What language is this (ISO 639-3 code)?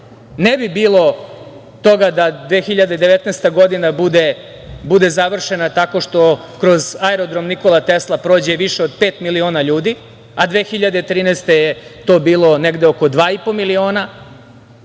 srp